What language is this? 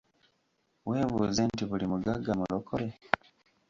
Ganda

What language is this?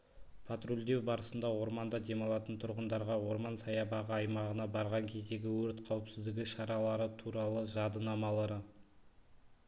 Kazakh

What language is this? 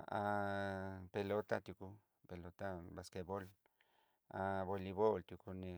Southeastern Nochixtlán Mixtec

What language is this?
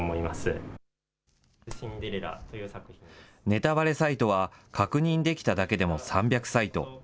Japanese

